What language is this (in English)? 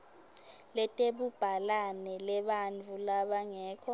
Swati